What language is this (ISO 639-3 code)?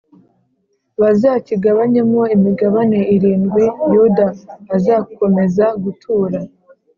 kin